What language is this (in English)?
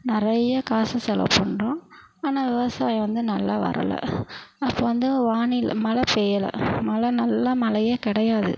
Tamil